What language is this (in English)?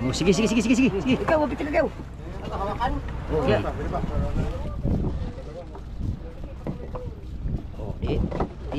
Filipino